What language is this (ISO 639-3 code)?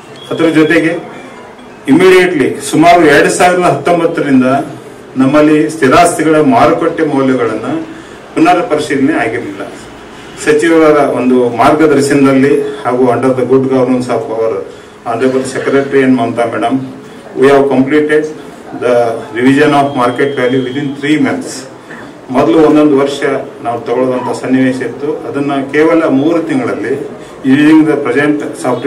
kan